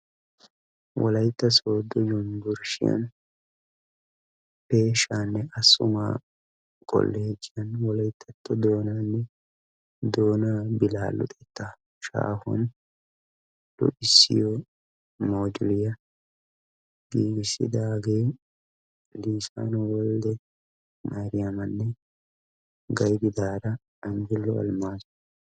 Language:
Wolaytta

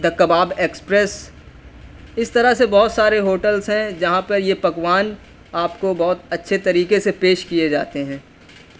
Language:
Urdu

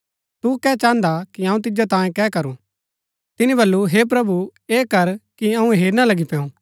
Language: Gaddi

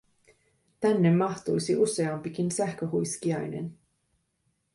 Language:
Finnish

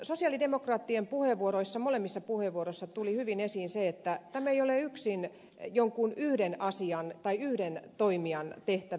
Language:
Finnish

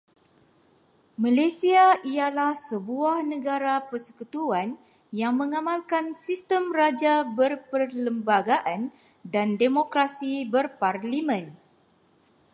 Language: Malay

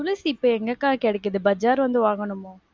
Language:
Tamil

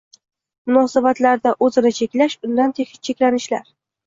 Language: Uzbek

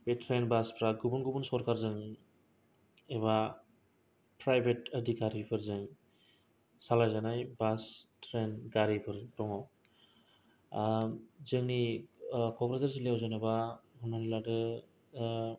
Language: Bodo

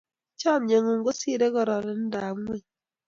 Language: Kalenjin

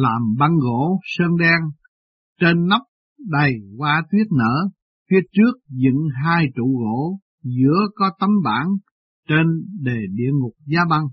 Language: Vietnamese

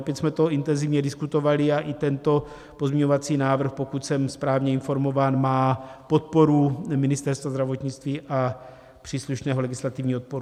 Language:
Czech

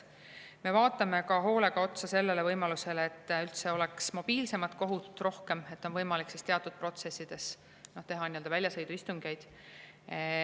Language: Estonian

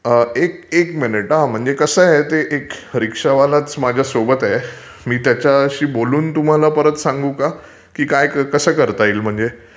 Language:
Marathi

